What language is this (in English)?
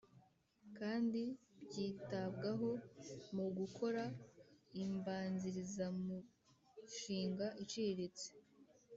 Kinyarwanda